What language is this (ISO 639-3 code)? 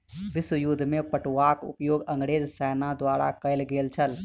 mai